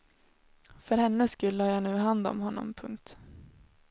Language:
Swedish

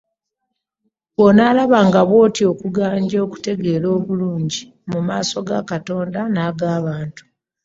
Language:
Ganda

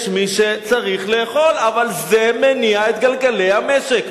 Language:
Hebrew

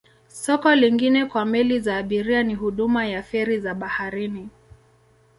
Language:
Swahili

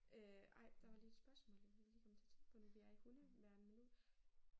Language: Danish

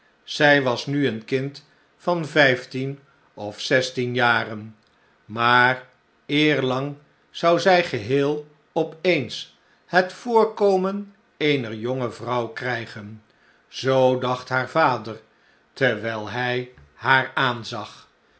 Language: Dutch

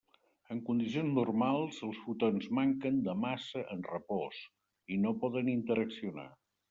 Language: Catalan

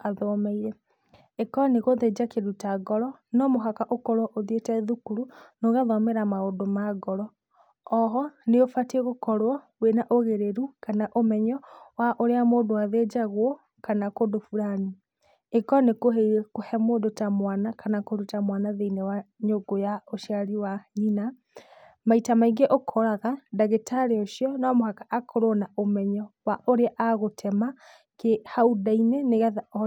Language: Kikuyu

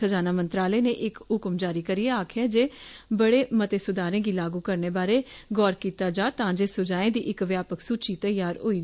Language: Dogri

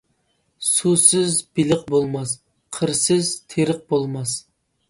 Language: Uyghur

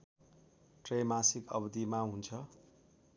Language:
Nepali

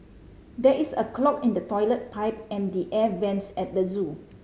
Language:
English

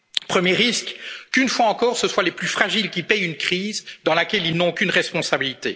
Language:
French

